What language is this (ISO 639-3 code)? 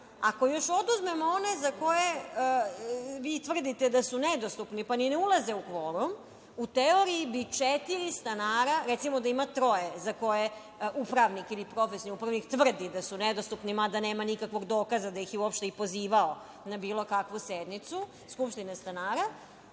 srp